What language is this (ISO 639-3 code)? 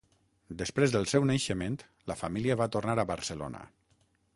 cat